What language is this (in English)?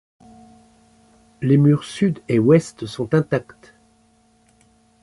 French